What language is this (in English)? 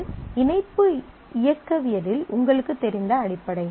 Tamil